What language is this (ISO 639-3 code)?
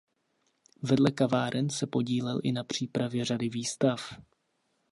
ces